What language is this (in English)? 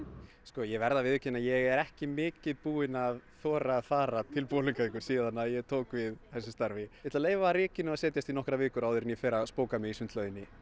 Icelandic